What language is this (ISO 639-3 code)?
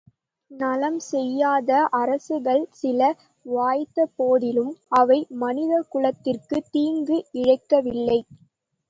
tam